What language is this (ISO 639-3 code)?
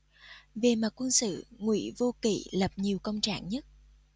vie